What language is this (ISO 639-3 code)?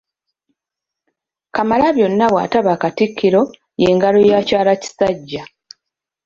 lug